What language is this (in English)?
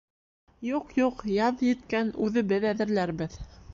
Bashkir